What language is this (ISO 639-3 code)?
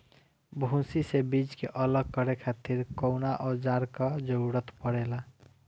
bho